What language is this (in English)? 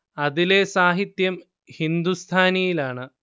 Malayalam